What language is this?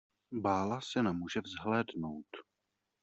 Czech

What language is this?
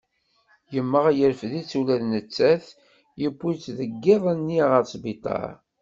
Kabyle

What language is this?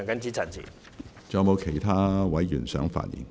Cantonese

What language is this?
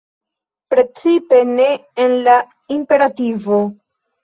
Esperanto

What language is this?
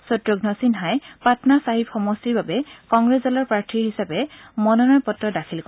Assamese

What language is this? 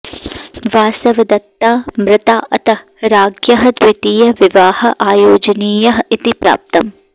Sanskrit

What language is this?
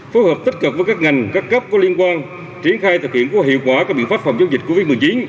Vietnamese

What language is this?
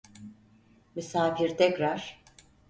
Turkish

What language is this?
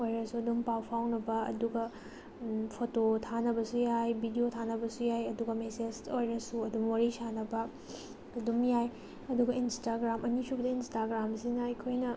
Manipuri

